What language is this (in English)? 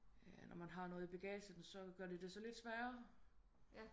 Danish